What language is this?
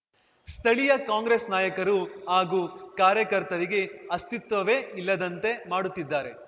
Kannada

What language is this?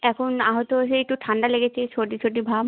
Bangla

